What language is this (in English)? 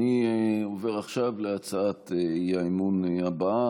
Hebrew